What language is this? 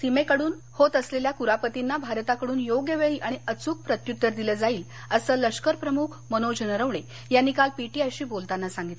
Marathi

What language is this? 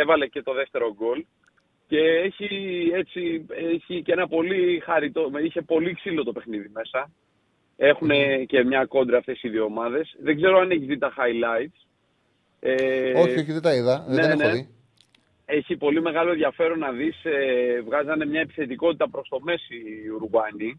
Greek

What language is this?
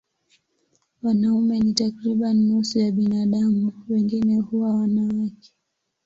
Swahili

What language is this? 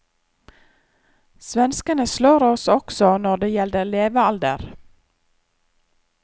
Norwegian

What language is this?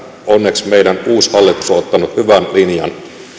Finnish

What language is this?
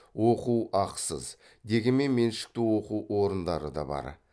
Kazakh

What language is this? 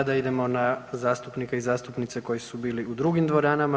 Croatian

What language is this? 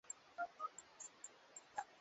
Swahili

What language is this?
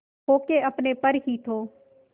Hindi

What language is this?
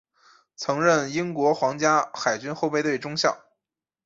Chinese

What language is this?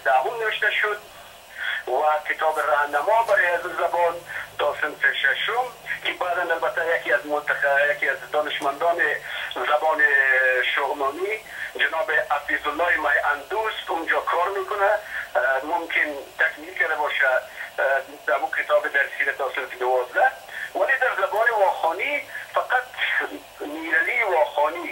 Persian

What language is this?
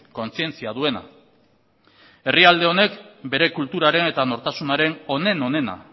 Basque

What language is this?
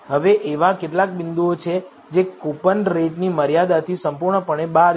Gujarati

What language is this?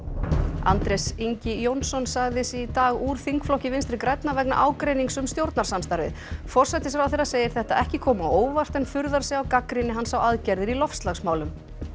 Icelandic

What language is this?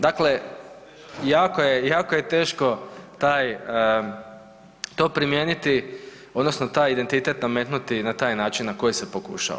Croatian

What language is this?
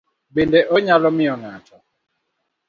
Luo (Kenya and Tanzania)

